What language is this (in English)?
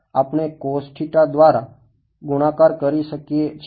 Gujarati